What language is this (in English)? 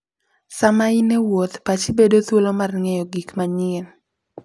Luo (Kenya and Tanzania)